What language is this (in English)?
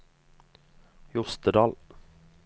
Norwegian